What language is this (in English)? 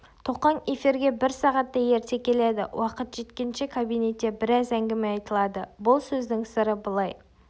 Kazakh